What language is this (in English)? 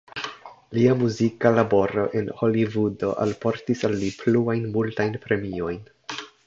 Esperanto